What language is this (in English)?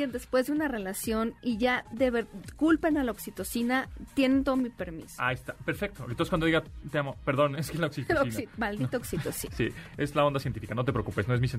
Spanish